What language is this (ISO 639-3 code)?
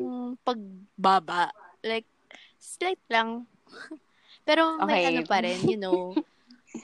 fil